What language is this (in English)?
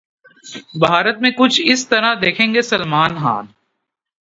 Urdu